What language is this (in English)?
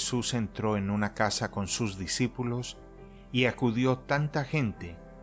Spanish